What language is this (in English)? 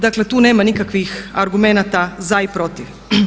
Croatian